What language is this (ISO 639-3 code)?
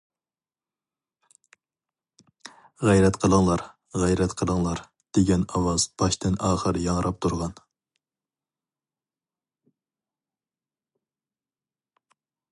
uig